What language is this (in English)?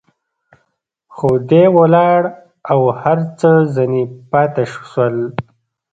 Pashto